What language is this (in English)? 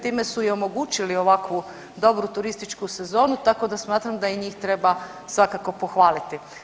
Croatian